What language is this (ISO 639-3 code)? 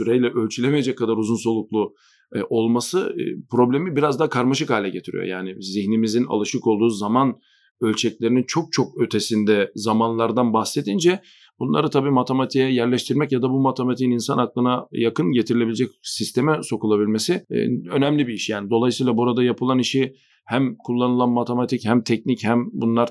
tur